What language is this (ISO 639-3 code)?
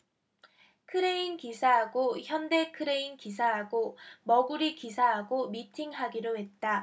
kor